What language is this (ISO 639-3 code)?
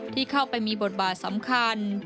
tha